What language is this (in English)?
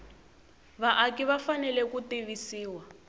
Tsonga